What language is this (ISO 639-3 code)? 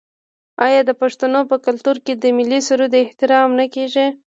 pus